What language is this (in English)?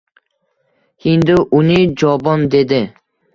Uzbek